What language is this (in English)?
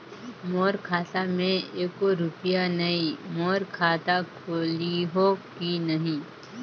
Chhattisgarhi